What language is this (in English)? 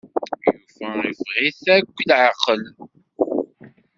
Kabyle